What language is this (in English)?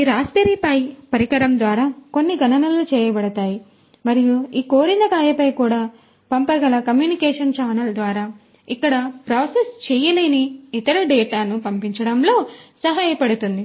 Telugu